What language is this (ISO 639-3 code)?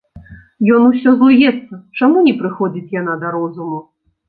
bel